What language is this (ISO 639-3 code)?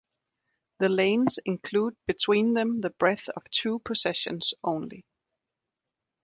eng